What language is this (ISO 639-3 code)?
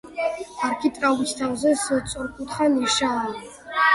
kat